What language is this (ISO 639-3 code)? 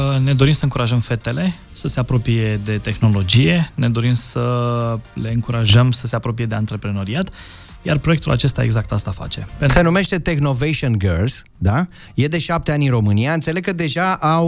ron